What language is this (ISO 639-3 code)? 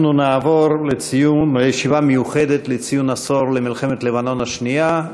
heb